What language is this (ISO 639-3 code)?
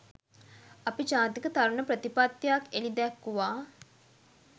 sin